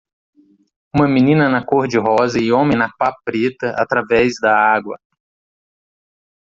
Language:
Portuguese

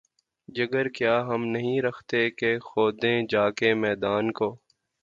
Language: Urdu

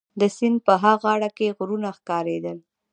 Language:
Pashto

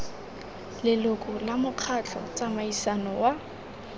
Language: Tswana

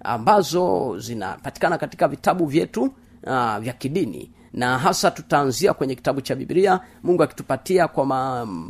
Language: Swahili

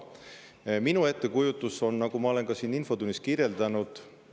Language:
Estonian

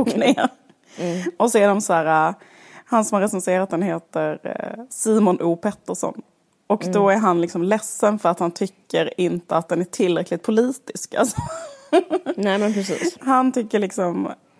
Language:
Swedish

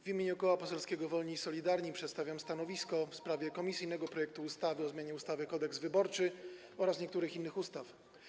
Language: Polish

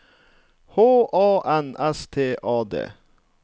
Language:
Norwegian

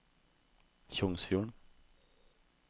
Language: Norwegian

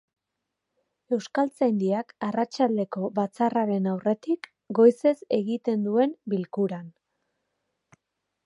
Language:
Basque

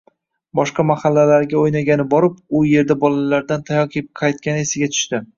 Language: Uzbek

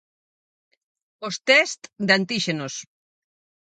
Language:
Galician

